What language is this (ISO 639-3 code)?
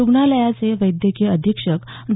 mar